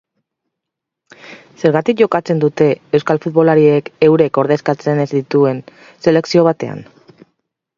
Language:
Basque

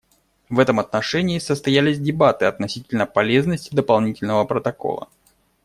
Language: Russian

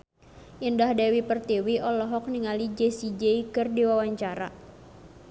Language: Sundanese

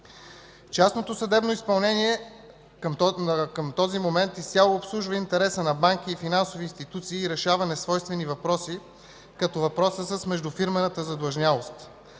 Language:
Bulgarian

